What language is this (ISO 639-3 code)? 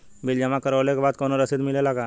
bho